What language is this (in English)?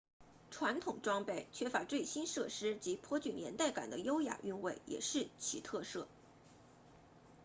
Chinese